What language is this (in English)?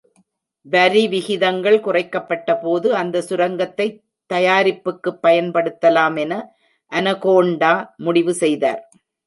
Tamil